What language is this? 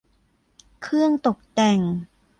Thai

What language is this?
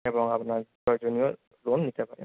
Bangla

